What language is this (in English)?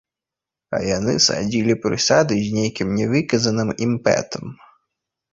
Belarusian